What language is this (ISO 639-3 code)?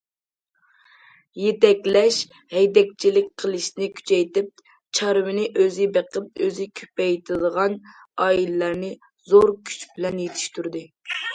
uig